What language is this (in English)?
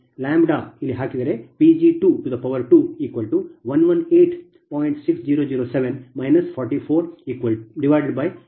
Kannada